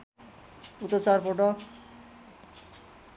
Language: Nepali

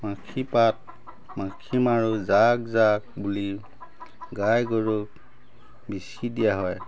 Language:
Assamese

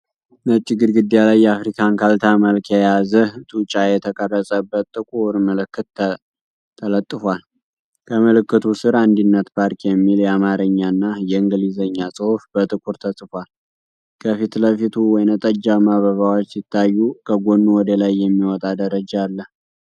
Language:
Amharic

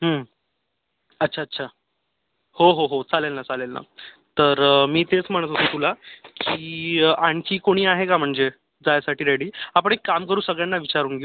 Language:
Marathi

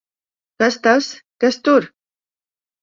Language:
Latvian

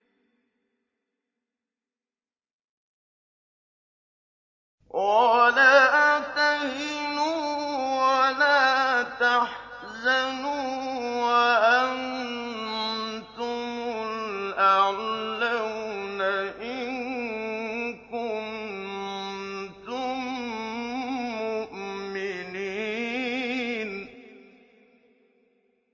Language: Arabic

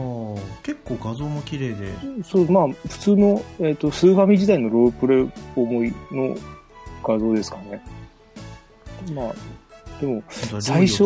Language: Japanese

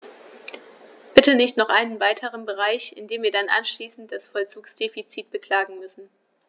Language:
German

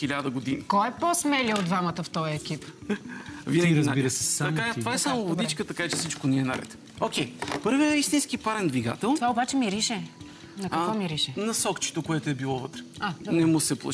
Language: Bulgarian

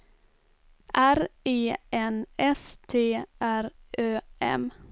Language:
Swedish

